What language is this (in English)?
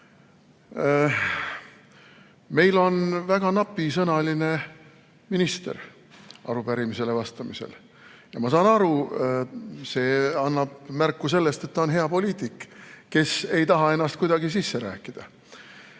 Estonian